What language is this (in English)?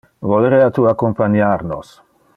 Interlingua